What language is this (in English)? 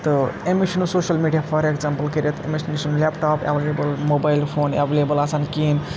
Kashmiri